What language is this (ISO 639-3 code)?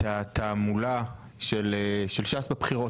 heb